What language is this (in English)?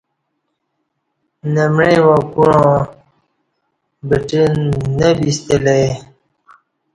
Kati